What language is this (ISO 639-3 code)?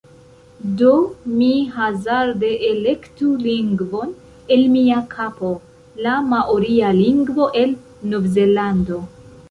epo